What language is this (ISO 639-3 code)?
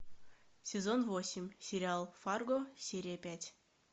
rus